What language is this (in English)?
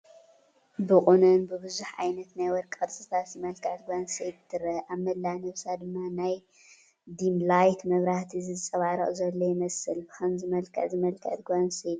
Tigrinya